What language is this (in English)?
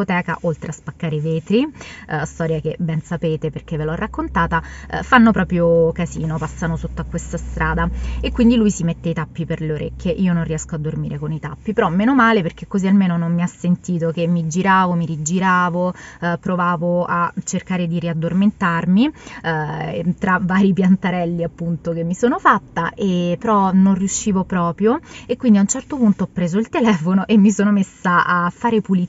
Italian